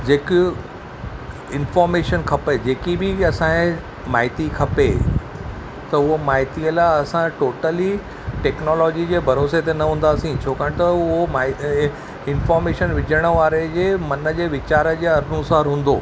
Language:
Sindhi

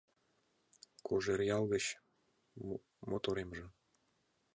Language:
Mari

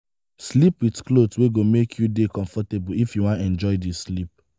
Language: Nigerian Pidgin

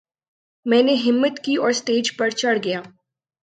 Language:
Urdu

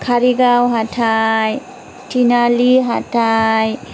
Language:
Bodo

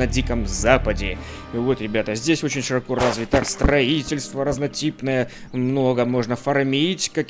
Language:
Russian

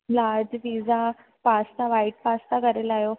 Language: Sindhi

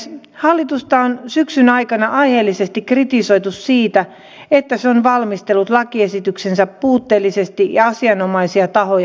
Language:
Finnish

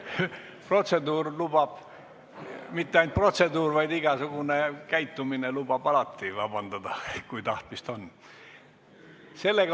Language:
Estonian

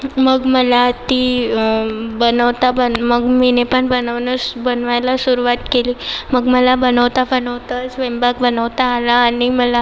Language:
Marathi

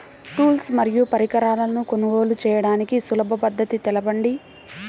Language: Telugu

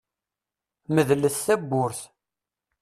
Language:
Kabyle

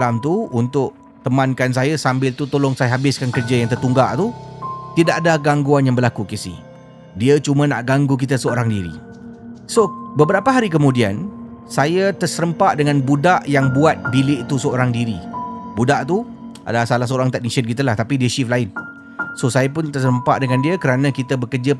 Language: Malay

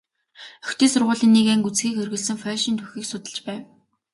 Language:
Mongolian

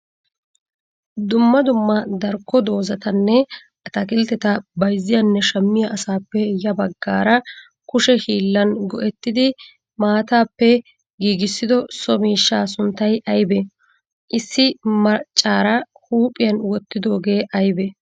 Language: Wolaytta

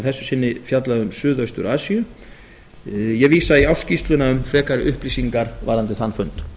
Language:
Icelandic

